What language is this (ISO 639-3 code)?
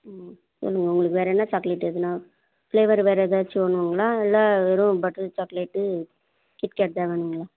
tam